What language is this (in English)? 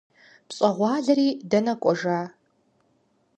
Kabardian